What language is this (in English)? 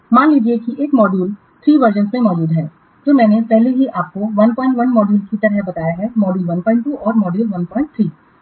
Hindi